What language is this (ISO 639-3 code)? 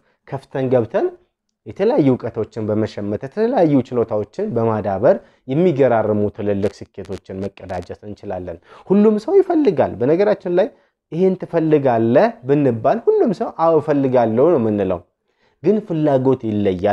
ara